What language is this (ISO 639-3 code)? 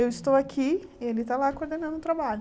por